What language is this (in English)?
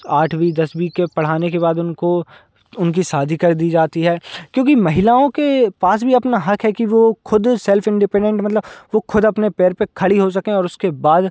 Hindi